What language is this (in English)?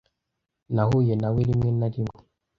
Kinyarwanda